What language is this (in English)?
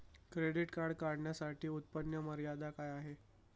Marathi